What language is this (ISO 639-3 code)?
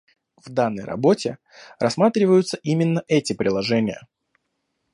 rus